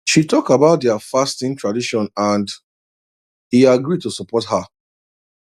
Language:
Nigerian Pidgin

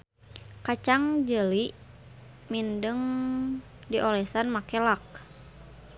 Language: Sundanese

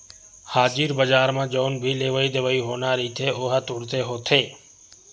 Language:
Chhattisgarhi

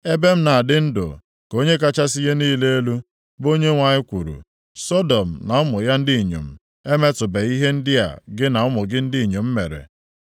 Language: Igbo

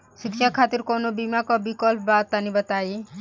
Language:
Bhojpuri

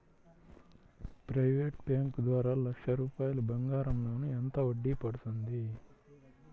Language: Telugu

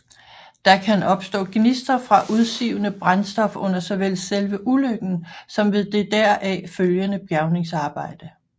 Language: Danish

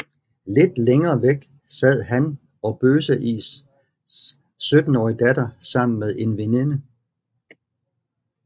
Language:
Danish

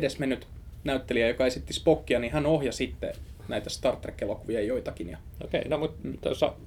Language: Finnish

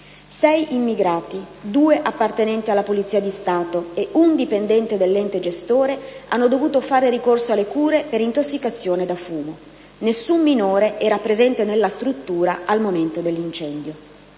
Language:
Italian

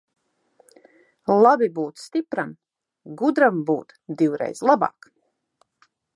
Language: Latvian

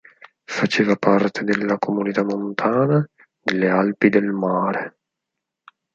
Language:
Italian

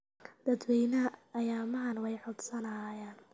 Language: Somali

